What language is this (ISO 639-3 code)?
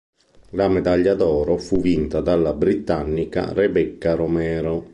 ita